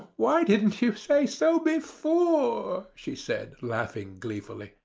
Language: English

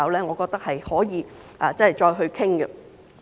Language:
Cantonese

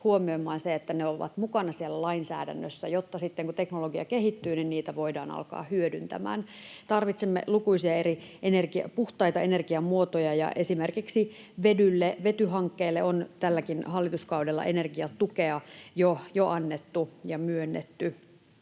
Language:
Finnish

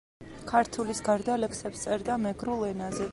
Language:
Georgian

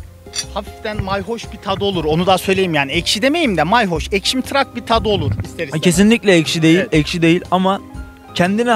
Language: Turkish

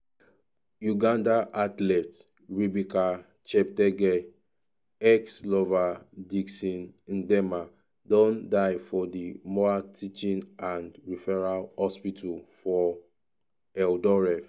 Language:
Nigerian Pidgin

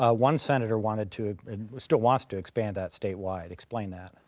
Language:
English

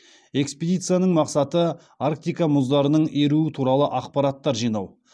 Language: Kazakh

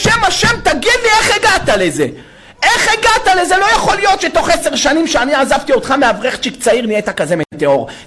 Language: Hebrew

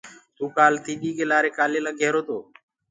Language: Gurgula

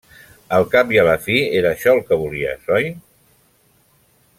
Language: Catalan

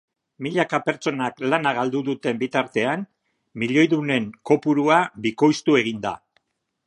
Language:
Basque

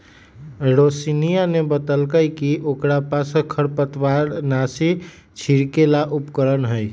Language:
Magahi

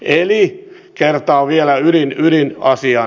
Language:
Finnish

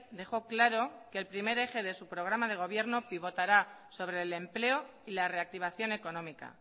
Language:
Spanish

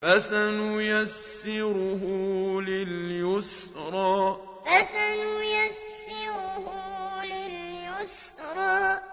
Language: Arabic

